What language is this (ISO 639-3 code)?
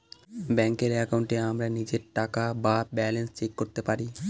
ben